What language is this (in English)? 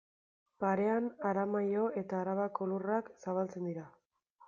Basque